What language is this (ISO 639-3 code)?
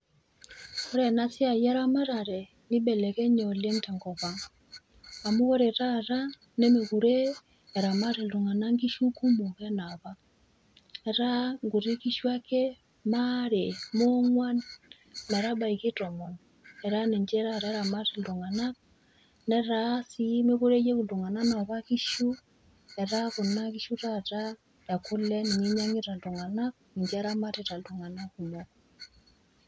mas